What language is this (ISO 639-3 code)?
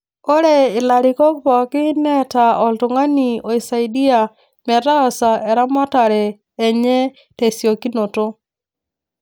mas